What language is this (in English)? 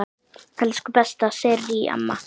Icelandic